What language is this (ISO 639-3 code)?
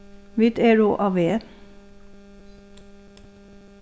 fao